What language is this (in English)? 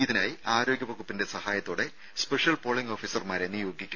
Malayalam